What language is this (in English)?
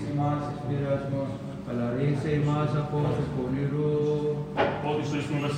Greek